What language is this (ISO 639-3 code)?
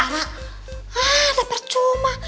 ind